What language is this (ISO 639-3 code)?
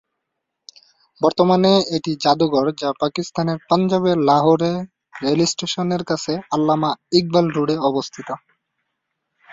ben